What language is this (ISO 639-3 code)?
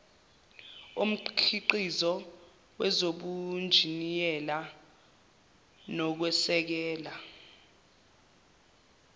zul